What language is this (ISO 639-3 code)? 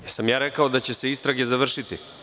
srp